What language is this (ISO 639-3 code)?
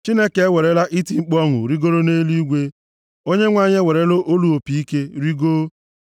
ibo